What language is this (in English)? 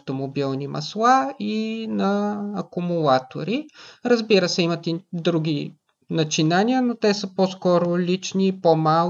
Bulgarian